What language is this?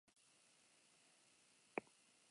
Basque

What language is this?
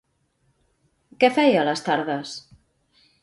Catalan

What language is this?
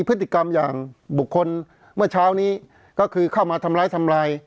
Thai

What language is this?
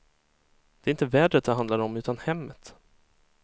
Swedish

